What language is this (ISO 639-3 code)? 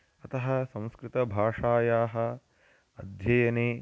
san